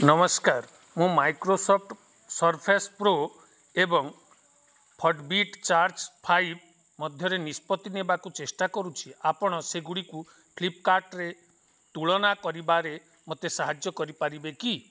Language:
Odia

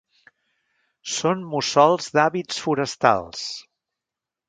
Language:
Catalan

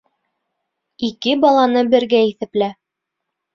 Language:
Bashkir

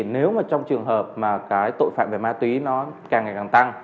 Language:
Vietnamese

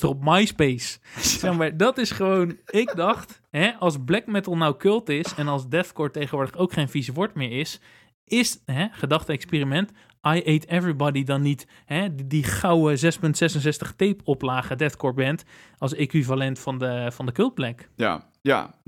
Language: Dutch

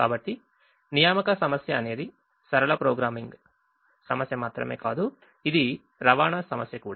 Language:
Telugu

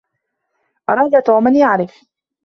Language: Arabic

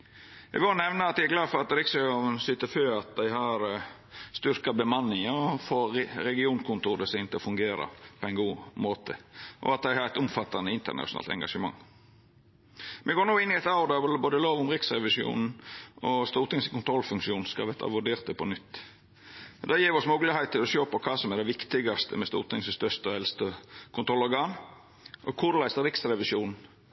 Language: Norwegian Nynorsk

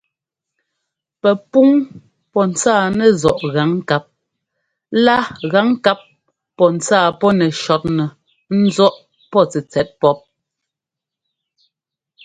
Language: Ngomba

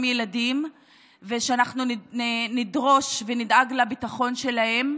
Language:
Hebrew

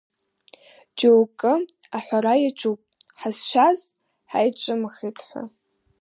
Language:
Abkhazian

